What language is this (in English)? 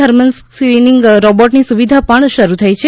Gujarati